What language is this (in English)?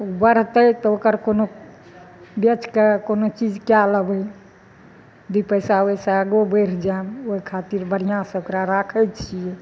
Maithili